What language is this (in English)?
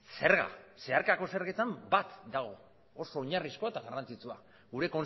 Basque